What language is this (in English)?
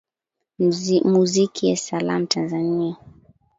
Swahili